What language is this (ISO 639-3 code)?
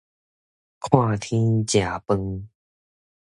nan